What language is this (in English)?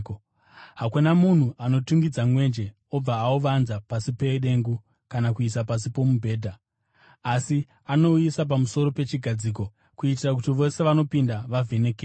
Shona